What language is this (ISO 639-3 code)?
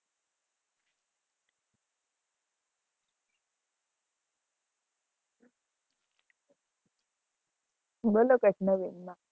guj